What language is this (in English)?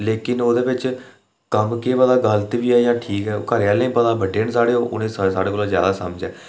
Dogri